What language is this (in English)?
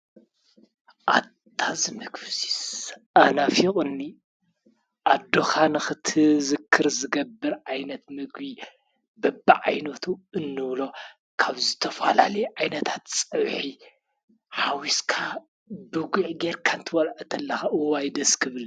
Tigrinya